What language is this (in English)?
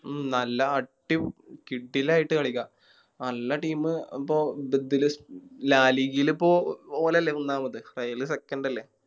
Malayalam